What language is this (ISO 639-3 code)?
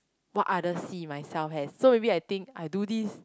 eng